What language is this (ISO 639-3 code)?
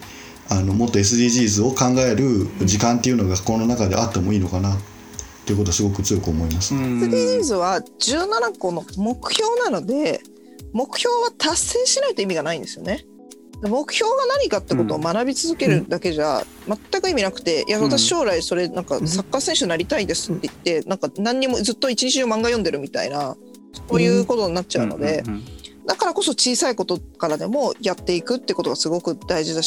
jpn